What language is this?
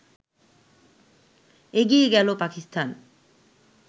Bangla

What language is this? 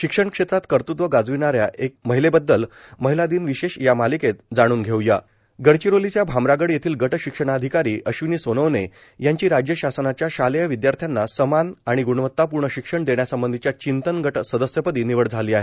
Marathi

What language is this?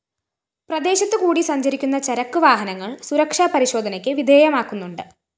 Malayalam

